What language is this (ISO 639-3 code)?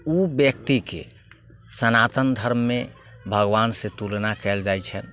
mai